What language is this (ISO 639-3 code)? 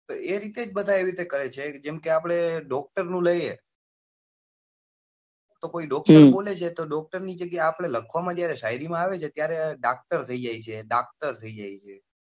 guj